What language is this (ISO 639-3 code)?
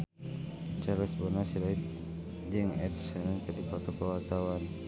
sun